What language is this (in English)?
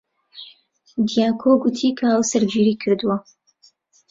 Central Kurdish